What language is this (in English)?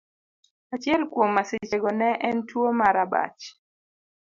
Luo (Kenya and Tanzania)